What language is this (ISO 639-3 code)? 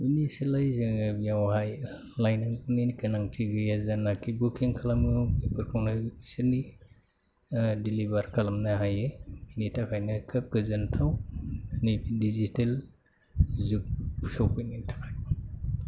brx